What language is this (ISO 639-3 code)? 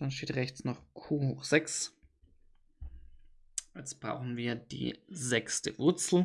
deu